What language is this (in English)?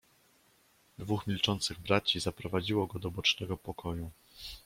Polish